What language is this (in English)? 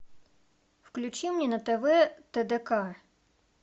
Russian